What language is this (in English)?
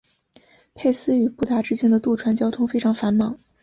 Chinese